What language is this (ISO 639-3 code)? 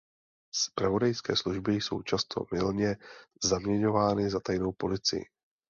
ces